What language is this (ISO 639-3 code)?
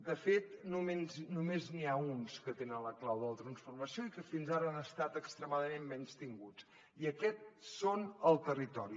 cat